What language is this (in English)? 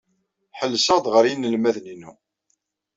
Kabyle